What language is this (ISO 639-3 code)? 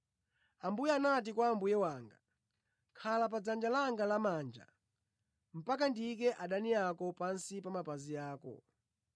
nya